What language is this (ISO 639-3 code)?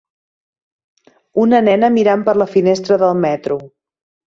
cat